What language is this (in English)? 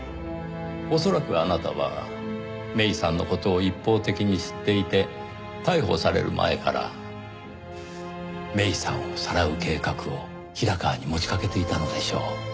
Japanese